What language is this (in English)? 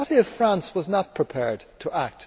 English